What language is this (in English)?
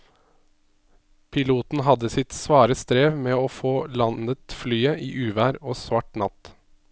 Norwegian